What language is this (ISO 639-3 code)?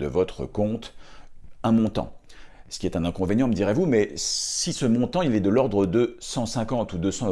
fra